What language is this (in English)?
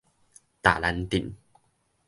Min Nan Chinese